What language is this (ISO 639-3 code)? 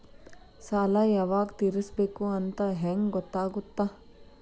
kan